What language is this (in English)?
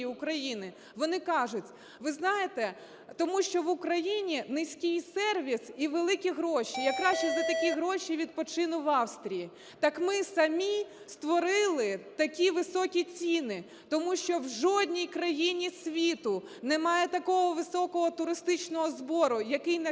Ukrainian